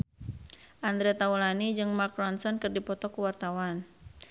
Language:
Sundanese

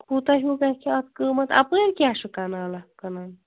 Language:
Kashmiri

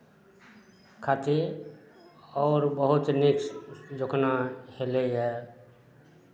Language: Maithili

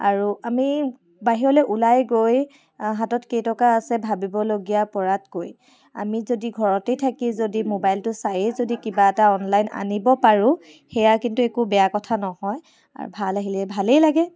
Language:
Assamese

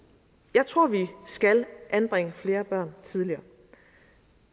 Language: Danish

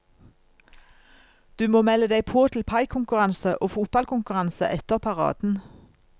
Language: Norwegian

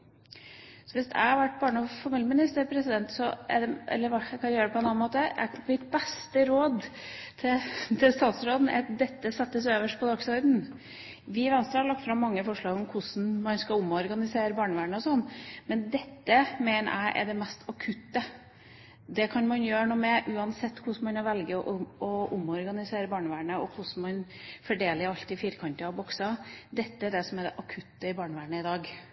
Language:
Norwegian Bokmål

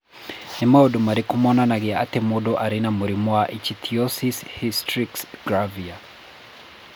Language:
Kikuyu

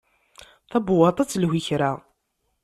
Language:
Kabyle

